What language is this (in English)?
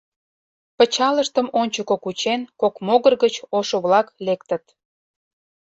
Mari